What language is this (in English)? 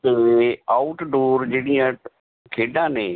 Punjabi